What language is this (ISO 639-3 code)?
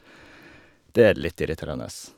nor